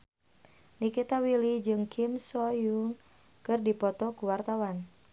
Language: Sundanese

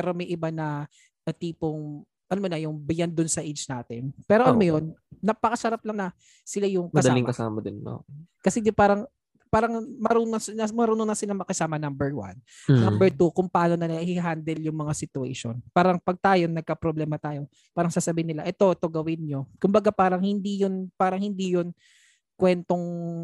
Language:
Filipino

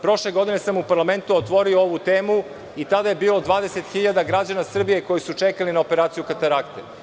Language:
Serbian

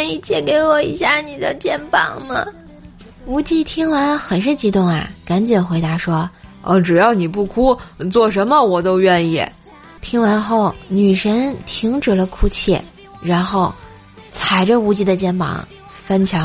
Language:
Chinese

